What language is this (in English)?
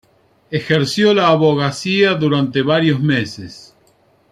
Spanish